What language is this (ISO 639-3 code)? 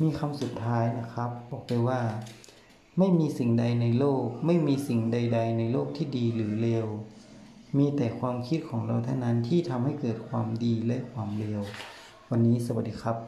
tha